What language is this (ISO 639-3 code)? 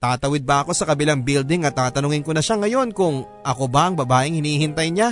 fil